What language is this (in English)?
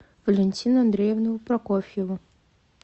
Russian